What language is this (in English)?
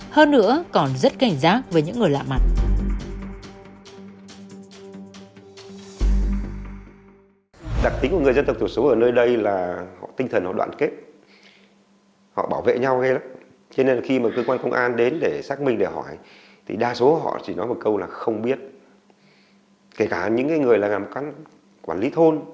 Vietnamese